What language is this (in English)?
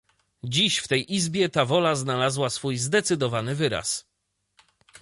Polish